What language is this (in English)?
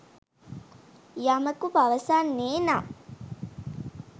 Sinhala